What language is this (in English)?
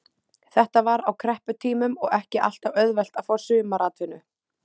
Icelandic